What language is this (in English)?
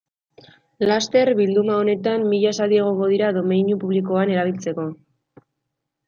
Basque